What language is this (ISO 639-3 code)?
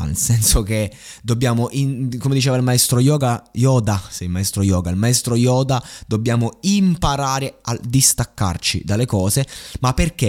ita